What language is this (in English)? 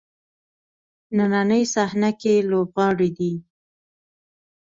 Pashto